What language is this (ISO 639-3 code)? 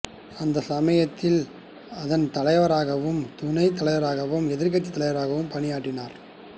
tam